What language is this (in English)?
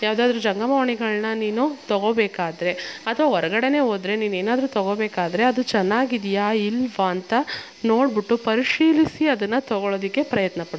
Kannada